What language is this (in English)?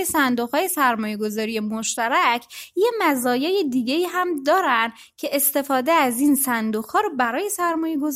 Persian